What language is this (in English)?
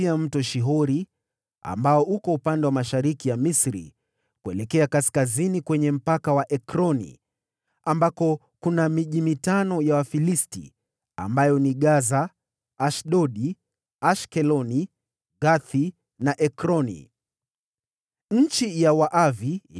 Swahili